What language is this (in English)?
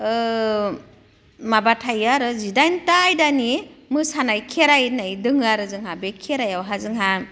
Bodo